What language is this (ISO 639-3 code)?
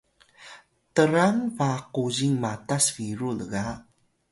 tay